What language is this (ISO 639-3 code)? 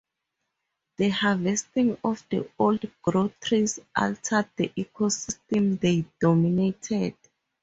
eng